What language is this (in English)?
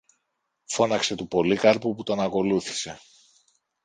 Greek